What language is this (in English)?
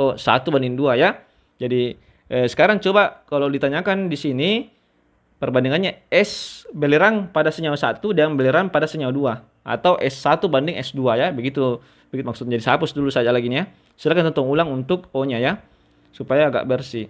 Indonesian